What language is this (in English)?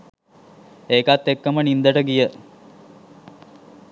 Sinhala